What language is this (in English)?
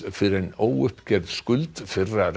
Icelandic